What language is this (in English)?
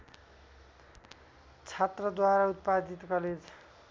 Nepali